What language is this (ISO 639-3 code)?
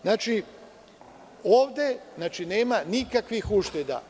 srp